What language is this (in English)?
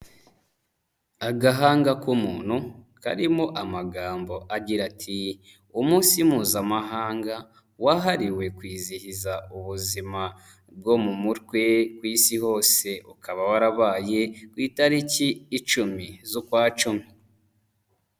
Kinyarwanda